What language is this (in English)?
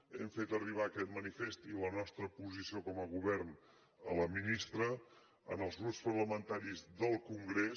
Catalan